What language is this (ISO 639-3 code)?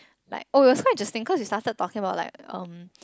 eng